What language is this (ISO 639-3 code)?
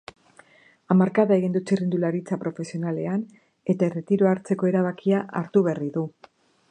eus